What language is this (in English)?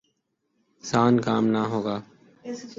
Urdu